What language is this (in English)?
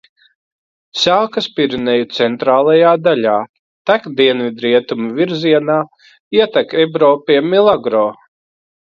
Latvian